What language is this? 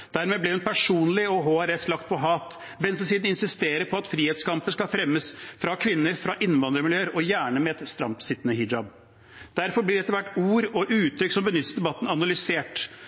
Norwegian Bokmål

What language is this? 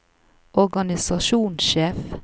Norwegian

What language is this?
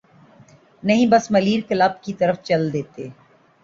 Urdu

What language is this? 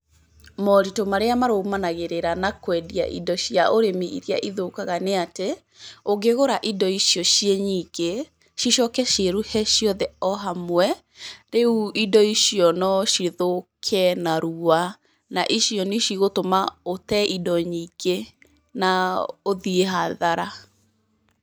Kikuyu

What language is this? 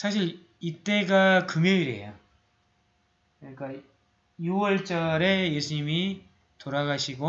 Korean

